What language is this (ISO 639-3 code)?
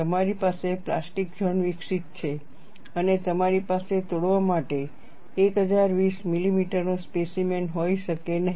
guj